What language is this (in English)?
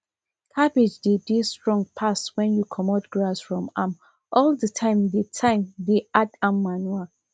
Nigerian Pidgin